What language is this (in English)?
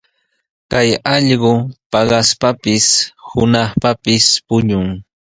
Sihuas Ancash Quechua